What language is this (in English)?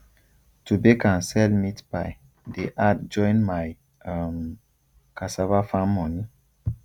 Nigerian Pidgin